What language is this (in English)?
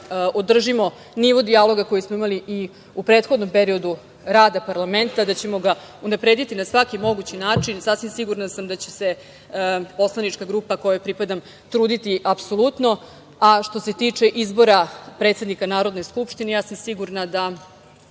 Serbian